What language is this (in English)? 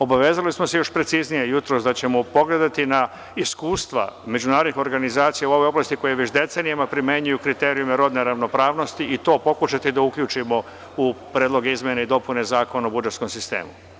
Serbian